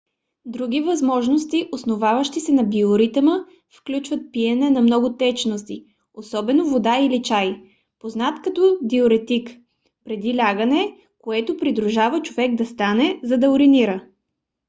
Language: Bulgarian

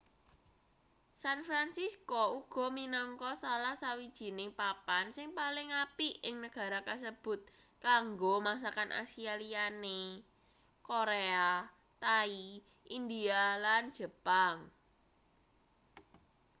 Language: Javanese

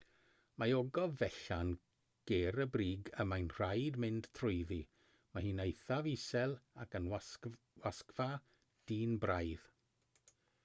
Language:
Welsh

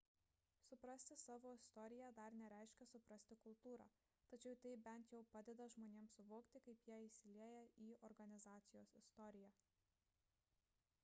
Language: Lithuanian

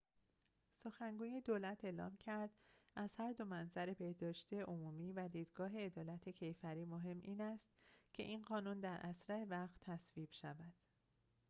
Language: Persian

